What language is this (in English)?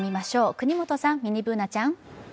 Japanese